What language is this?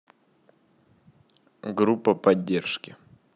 Russian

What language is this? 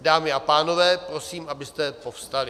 Czech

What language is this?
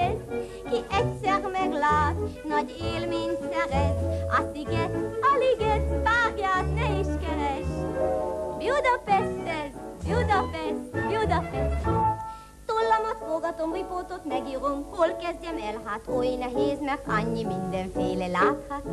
Hungarian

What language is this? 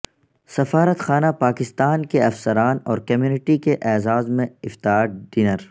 Urdu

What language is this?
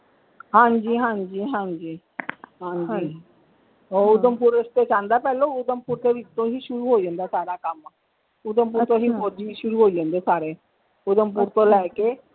Punjabi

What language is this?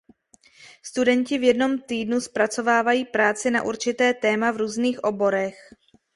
Czech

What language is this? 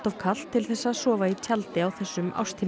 Icelandic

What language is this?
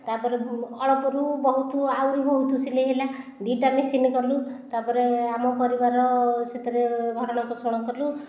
Odia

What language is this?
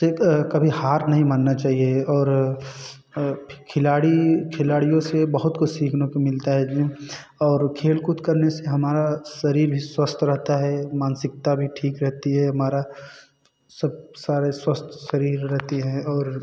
Hindi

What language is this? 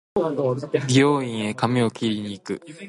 Japanese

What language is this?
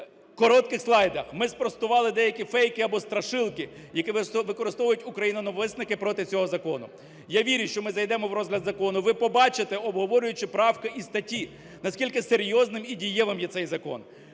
Ukrainian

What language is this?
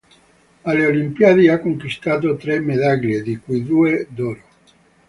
Italian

